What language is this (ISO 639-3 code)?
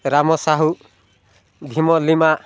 ori